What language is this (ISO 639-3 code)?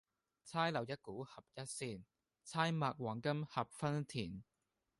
yue